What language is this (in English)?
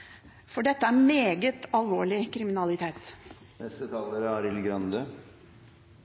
Norwegian Bokmål